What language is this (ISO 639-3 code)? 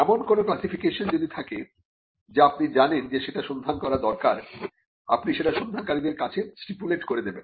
ben